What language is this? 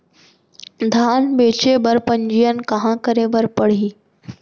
Chhattisgarhi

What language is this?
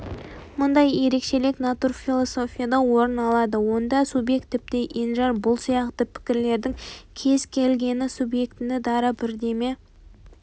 Kazakh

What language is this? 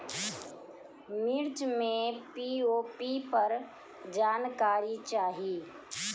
Bhojpuri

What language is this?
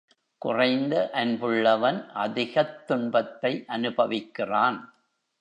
Tamil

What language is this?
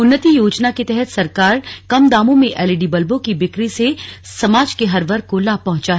Hindi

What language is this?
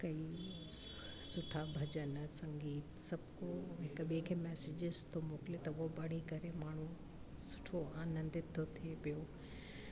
Sindhi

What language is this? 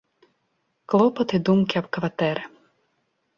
Belarusian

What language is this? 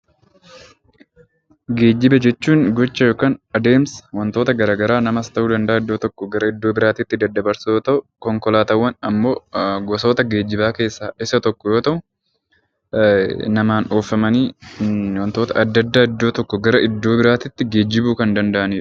Oromo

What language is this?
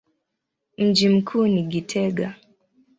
Swahili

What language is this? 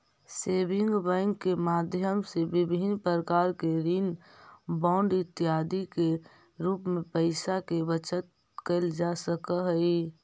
Magahi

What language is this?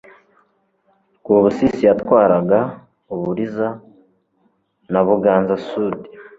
Kinyarwanda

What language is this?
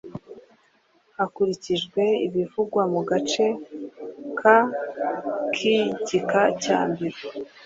Kinyarwanda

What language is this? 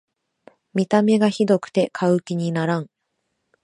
Japanese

